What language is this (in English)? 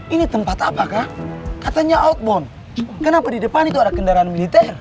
Indonesian